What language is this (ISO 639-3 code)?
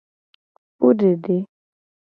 gej